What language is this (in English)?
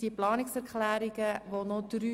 Swiss German